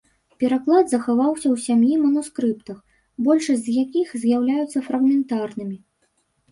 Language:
Belarusian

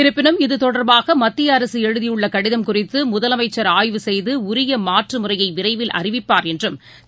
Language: Tamil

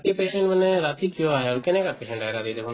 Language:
Assamese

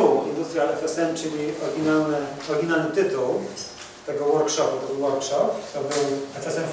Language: Polish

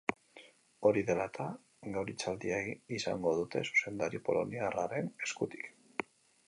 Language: Basque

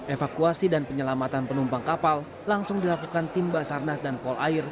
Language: Indonesian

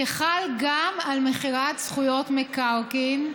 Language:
Hebrew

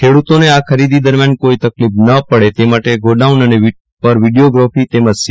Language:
Gujarati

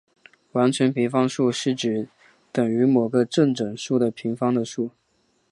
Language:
Chinese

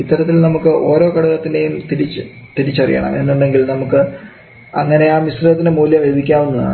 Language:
Malayalam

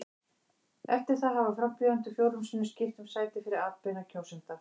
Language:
Icelandic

